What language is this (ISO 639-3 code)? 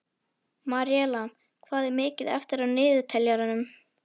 isl